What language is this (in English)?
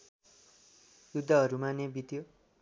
Nepali